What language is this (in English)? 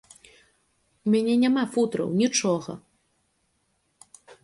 Belarusian